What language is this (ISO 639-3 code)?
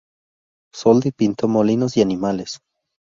spa